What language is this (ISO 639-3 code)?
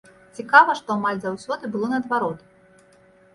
bel